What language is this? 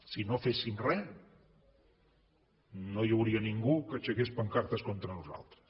Catalan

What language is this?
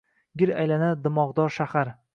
Uzbek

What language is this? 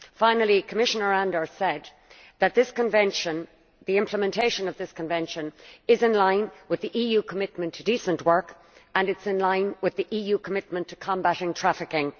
English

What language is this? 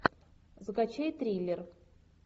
Russian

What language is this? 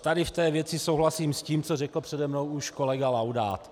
Czech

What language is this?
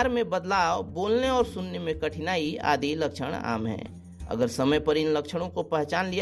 Hindi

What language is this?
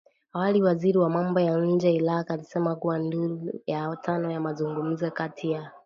Swahili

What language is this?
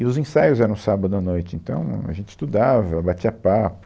Portuguese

